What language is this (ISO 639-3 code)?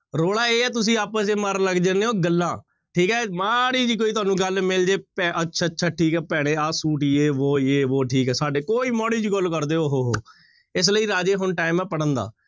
pan